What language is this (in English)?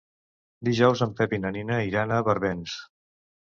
Catalan